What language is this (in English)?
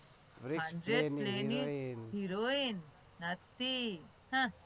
Gujarati